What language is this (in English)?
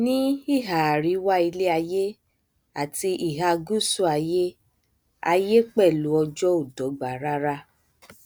Yoruba